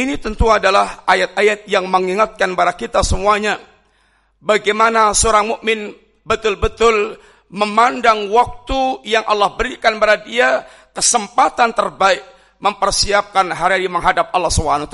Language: Indonesian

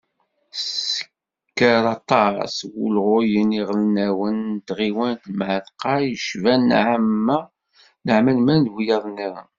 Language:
Kabyle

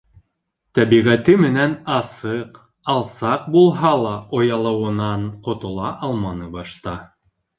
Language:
Bashkir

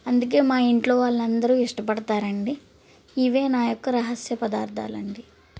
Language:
Telugu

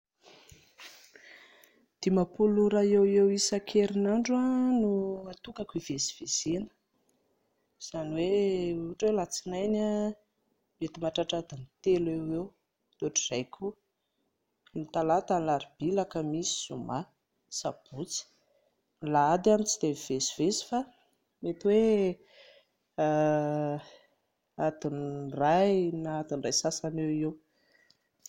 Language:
Malagasy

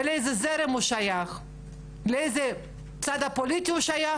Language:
Hebrew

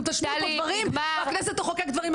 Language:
Hebrew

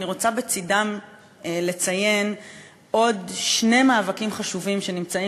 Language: Hebrew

